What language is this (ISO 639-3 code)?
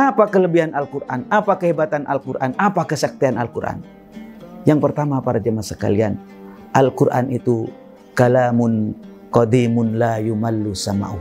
ind